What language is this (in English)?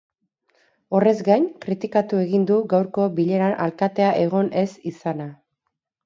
Basque